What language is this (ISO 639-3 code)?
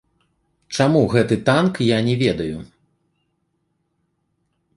bel